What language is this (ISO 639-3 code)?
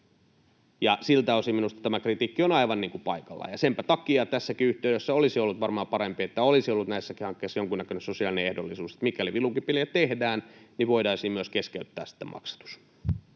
fin